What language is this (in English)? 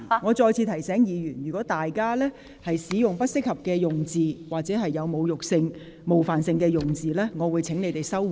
Cantonese